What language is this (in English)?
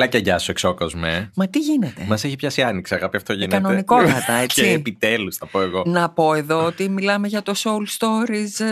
Greek